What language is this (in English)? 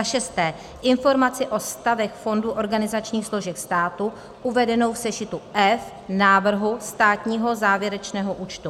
Czech